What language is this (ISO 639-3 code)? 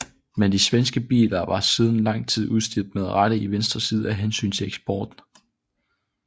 dan